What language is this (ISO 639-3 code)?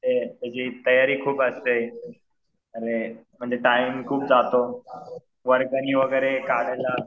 mar